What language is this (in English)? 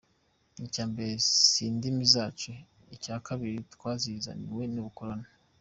Kinyarwanda